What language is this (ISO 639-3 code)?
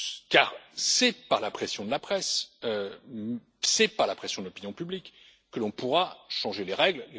fra